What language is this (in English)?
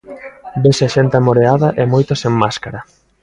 Galician